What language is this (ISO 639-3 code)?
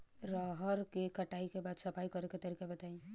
bho